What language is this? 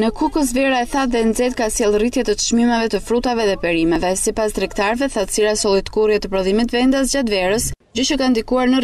French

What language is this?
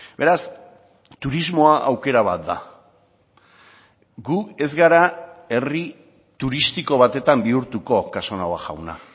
Basque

